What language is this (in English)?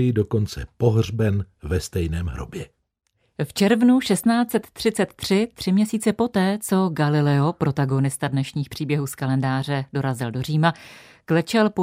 Czech